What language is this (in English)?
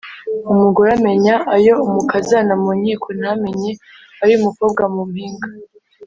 Kinyarwanda